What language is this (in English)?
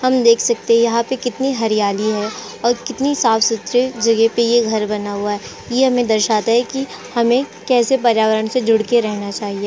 Hindi